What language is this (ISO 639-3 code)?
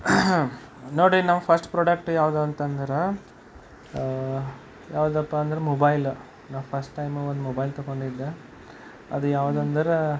kan